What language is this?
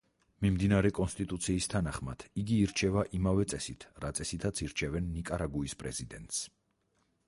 Georgian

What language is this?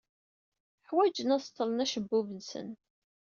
Kabyle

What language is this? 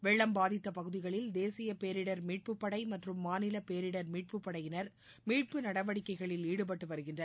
Tamil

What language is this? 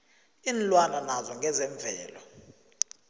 South Ndebele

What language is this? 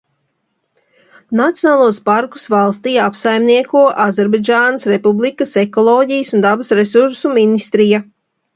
Latvian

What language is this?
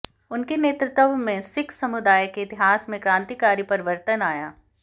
Hindi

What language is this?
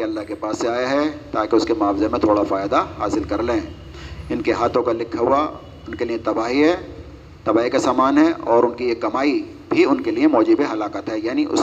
Urdu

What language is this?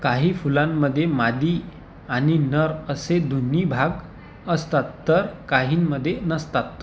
Marathi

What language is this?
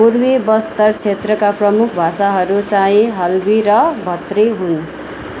Nepali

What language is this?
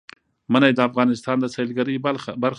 Pashto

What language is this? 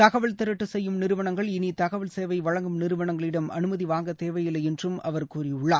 Tamil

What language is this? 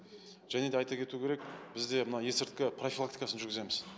Kazakh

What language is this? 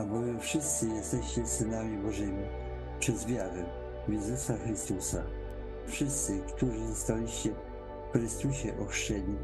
Polish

